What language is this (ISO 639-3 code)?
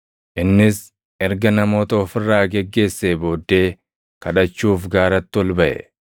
orm